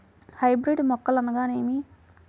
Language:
Telugu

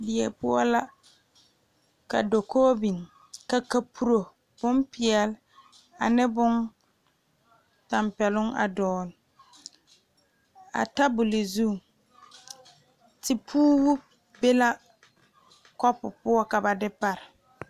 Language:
Southern Dagaare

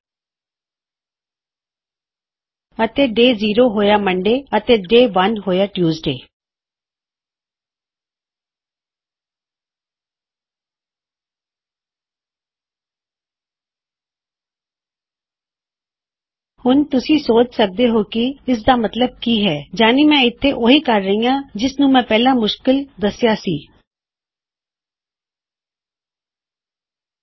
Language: Punjabi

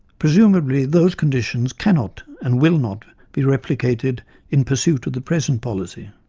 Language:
English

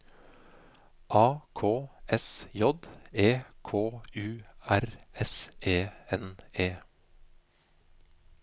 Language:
Norwegian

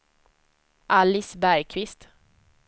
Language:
Swedish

